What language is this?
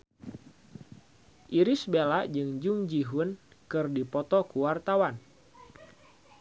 Sundanese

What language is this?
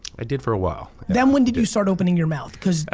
English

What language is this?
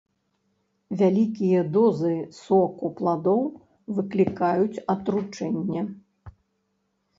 Belarusian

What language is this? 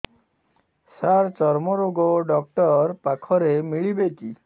Odia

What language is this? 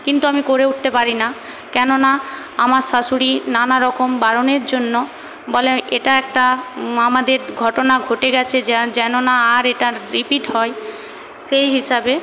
Bangla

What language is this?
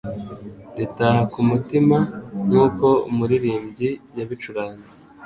Kinyarwanda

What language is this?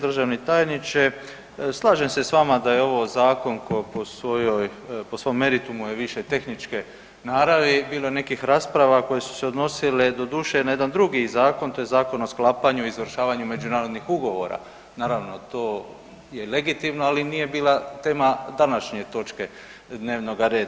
Croatian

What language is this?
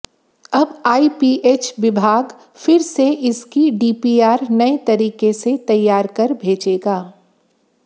Hindi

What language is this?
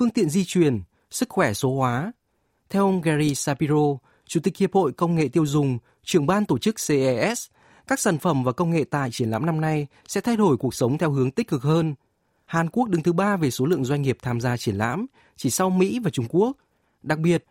Vietnamese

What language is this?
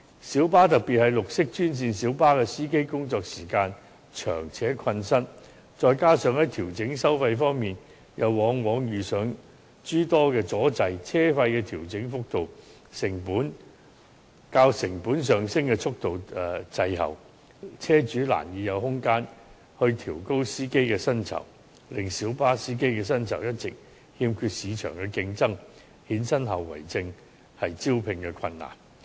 Cantonese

